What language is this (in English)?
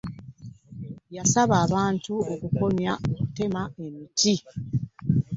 Ganda